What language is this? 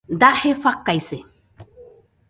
Nüpode Huitoto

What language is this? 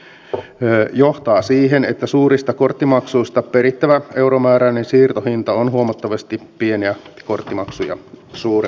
Finnish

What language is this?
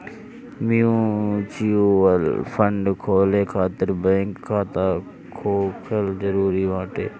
Bhojpuri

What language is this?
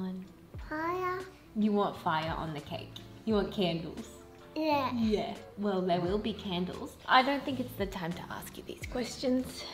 English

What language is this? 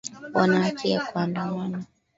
Swahili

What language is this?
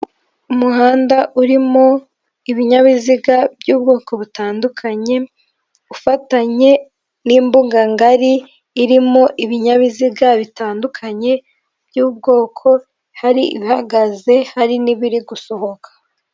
Kinyarwanda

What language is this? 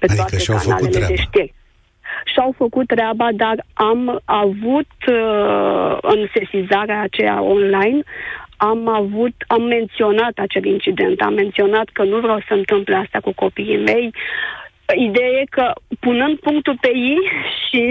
Romanian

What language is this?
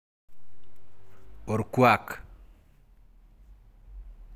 Masai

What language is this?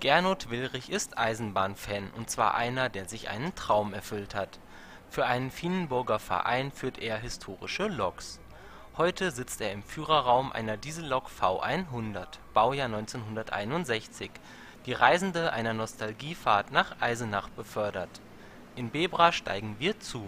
German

